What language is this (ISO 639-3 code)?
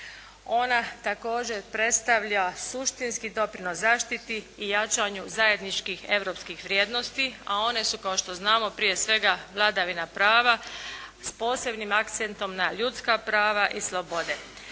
hrv